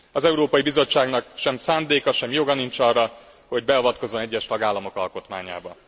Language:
Hungarian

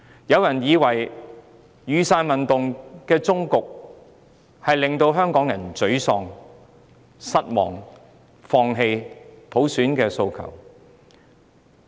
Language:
Cantonese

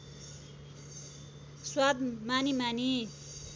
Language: Nepali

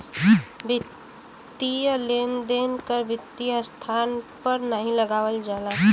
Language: Bhojpuri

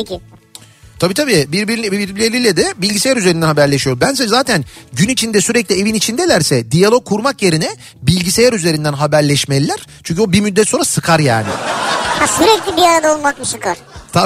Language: Turkish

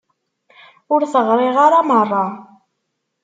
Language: Kabyle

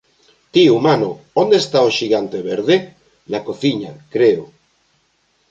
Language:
Galician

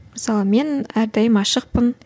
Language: Kazakh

